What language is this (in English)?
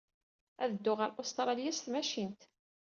Kabyle